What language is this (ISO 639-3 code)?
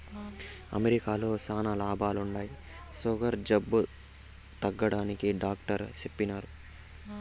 tel